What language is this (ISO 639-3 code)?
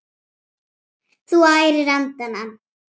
isl